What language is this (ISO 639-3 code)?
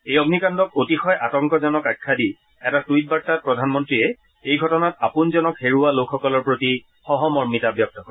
asm